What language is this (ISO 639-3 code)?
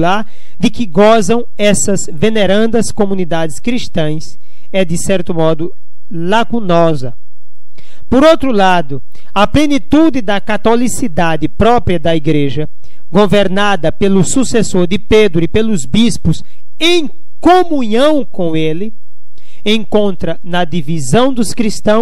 por